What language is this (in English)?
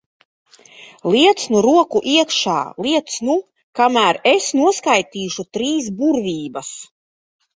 Latvian